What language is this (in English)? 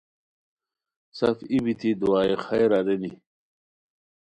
Khowar